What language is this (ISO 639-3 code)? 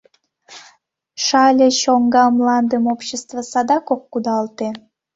chm